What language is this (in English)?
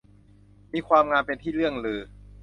Thai